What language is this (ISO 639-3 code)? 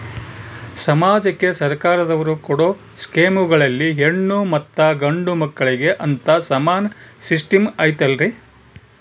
kan